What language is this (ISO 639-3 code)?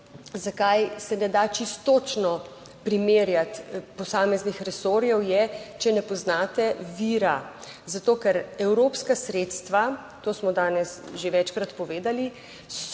slv